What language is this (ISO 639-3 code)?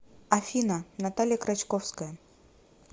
rus